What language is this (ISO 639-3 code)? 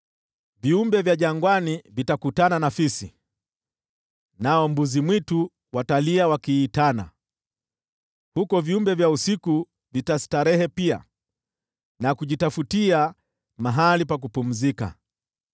swa